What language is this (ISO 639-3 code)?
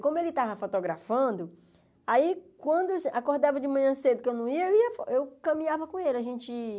por